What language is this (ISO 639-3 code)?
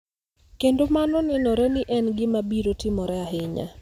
luo